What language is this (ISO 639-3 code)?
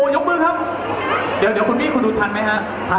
tha